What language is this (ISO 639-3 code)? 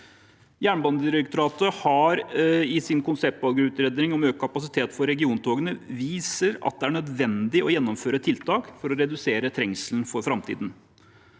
nor